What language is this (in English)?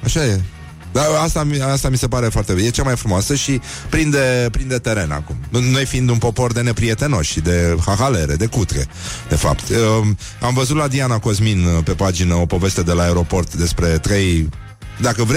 Romanian